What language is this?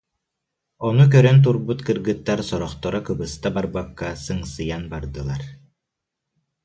Yakut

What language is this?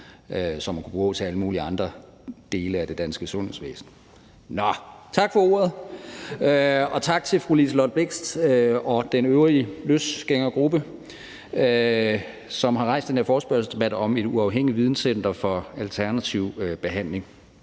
Danish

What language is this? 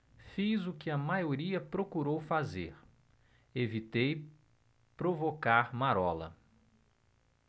Portuguese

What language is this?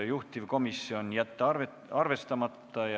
Estonian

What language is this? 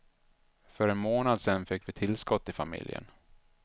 Swedish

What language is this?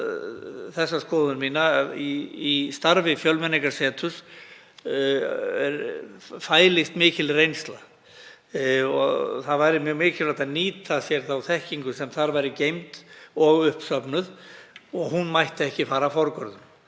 Icelandic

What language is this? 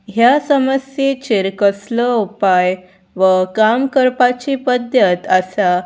Konkani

